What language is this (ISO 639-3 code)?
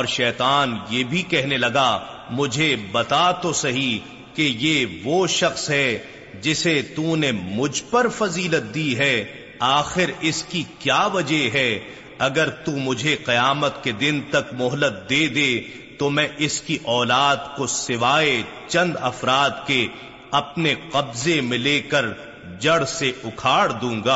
urd